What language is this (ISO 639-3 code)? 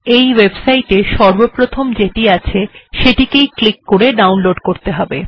ben